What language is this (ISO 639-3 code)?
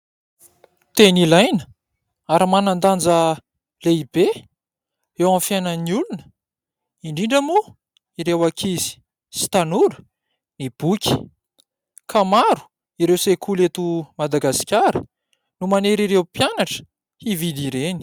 mlg